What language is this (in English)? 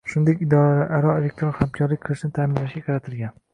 Uzbek